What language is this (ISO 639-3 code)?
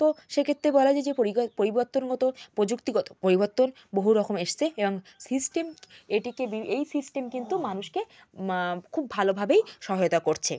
ben